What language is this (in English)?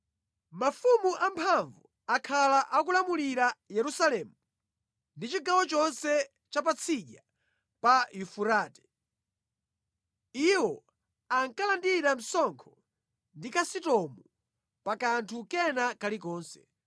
Nyanja